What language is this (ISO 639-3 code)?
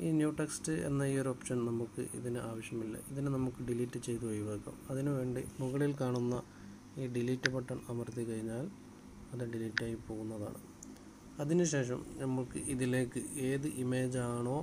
tur